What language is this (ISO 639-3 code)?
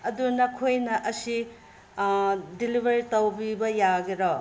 mni